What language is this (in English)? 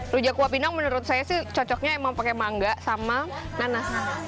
Indonesian